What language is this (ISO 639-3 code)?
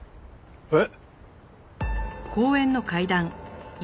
jpn